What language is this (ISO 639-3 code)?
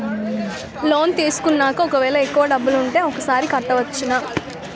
tel